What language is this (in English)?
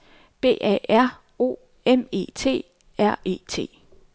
Danish